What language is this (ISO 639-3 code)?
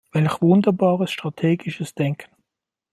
deu